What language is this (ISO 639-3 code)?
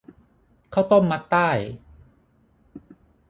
tha